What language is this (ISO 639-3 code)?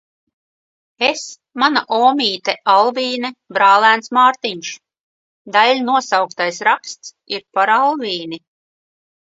lav